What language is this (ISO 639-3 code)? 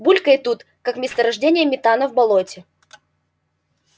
rus